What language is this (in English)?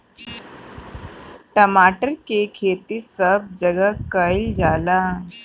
Bhojpuri